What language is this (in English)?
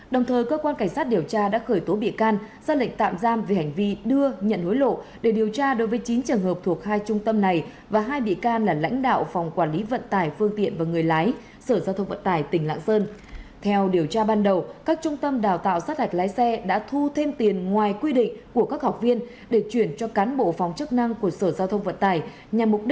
Vietnamese